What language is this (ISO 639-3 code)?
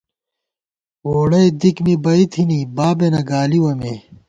gwt